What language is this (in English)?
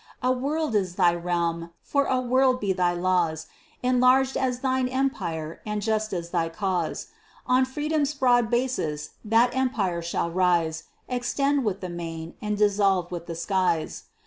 English